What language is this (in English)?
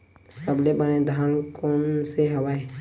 Chhattisgarhi